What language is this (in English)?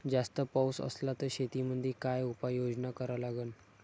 Marathi